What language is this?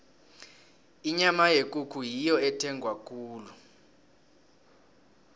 South Ndebele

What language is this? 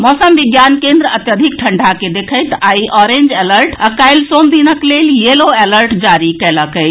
Maithili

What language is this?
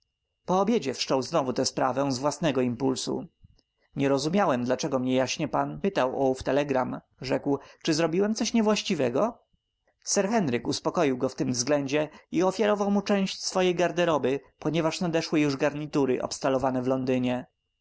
Polish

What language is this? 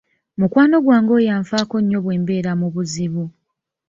Ganda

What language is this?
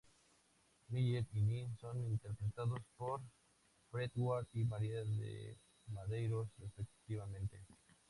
Spanish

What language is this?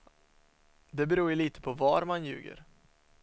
Swedish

